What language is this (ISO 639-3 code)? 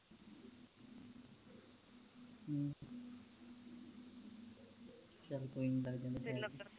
pan